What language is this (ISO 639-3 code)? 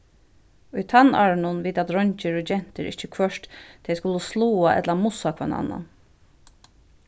fao